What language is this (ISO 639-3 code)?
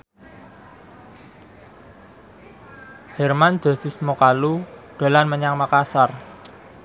jav